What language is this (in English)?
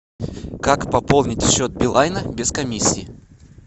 Russian